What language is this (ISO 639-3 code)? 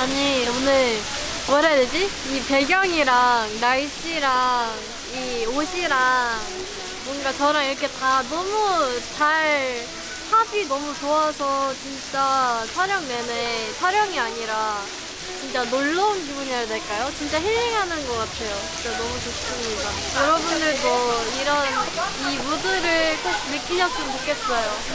kor